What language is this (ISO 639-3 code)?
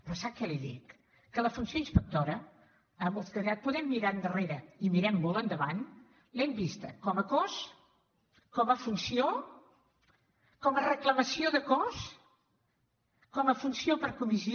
cat